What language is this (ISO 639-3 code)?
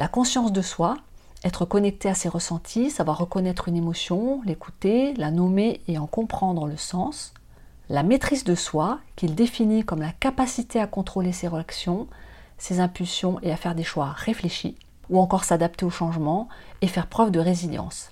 fra